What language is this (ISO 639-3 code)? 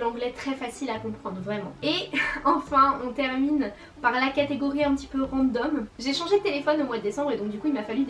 fra